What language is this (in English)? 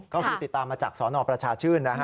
Thai